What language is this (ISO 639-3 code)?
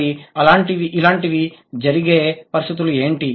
tel